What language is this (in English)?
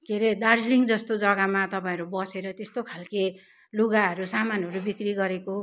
Nepali